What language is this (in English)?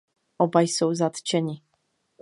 Czech